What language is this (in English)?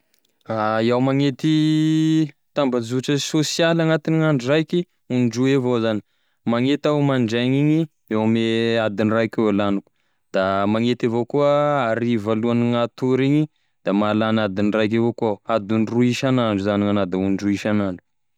Tesaka Malagasy